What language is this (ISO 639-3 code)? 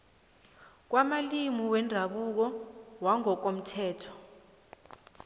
nbl